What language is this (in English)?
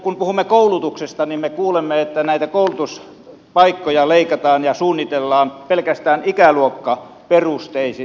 Finnish